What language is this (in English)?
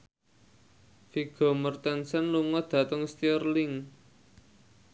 Javanese